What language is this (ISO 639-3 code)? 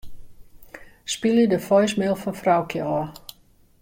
fry